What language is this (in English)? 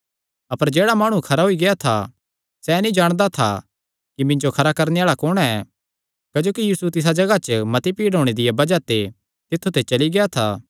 Kangri